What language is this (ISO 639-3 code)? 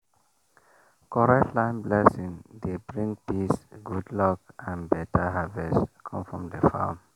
pcm